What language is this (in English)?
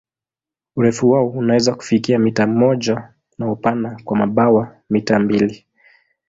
Swahili